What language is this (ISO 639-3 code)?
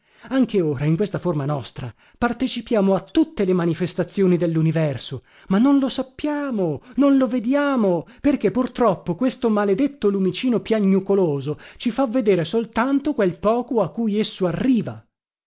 ita